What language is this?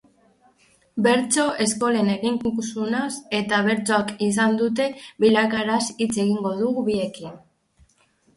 Basque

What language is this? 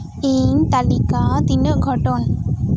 Santali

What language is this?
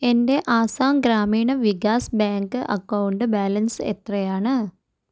Malayalam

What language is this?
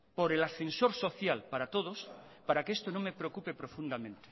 Spanish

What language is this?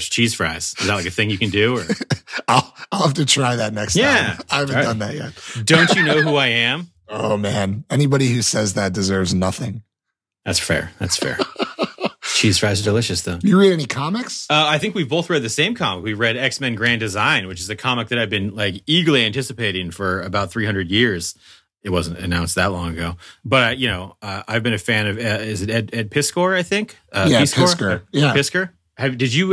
English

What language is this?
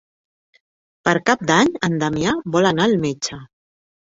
Catalan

